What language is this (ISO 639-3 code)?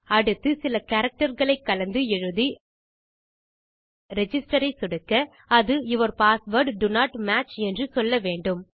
tam